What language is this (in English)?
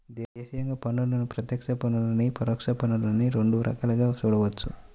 Telugu